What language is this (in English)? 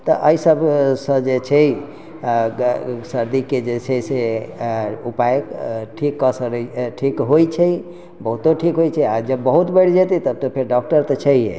Maithili